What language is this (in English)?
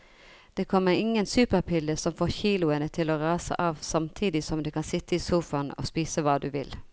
Norwegian